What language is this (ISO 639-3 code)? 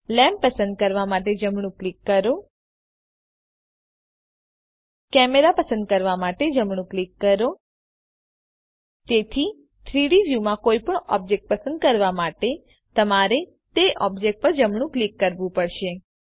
guj